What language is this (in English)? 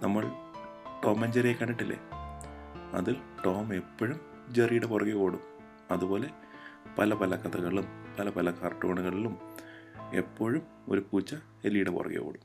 Malayalam